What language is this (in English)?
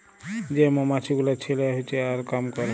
Bangla